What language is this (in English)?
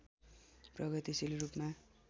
Nepali